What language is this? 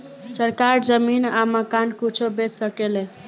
Bhojpuri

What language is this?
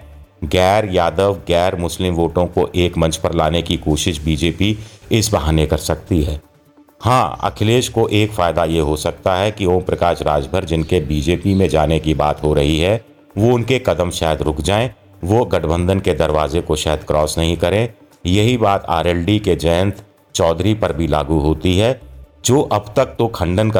Hindi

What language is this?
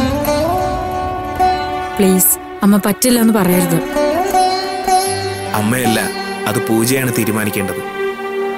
Malayalam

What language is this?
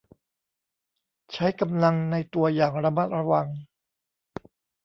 Thai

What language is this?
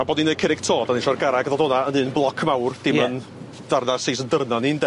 Welsh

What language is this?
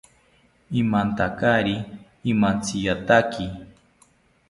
South Ucayali Ashéninka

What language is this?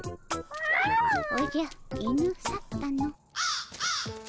Japanese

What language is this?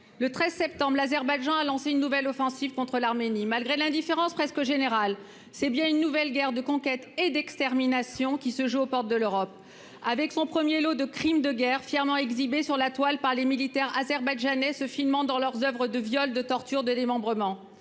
French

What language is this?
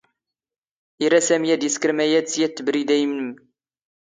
Standard Moroccan Tamazight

